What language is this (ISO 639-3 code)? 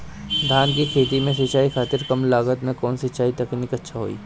bho